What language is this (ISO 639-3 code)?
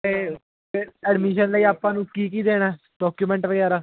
pan